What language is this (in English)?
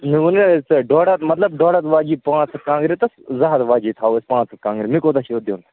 Kashmiri